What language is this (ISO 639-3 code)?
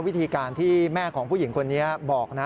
tha